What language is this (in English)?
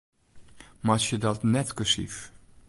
Western Frisian